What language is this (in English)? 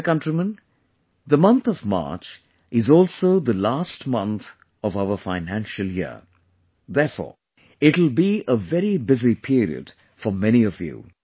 English